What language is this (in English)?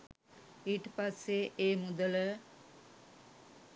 Sinhala